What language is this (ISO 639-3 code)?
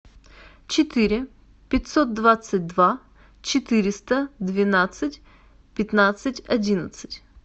rus